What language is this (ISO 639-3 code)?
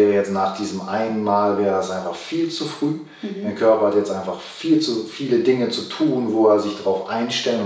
deu